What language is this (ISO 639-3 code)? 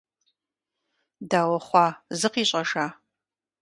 kbd